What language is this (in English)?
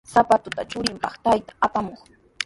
Sihuas Ancash Quechua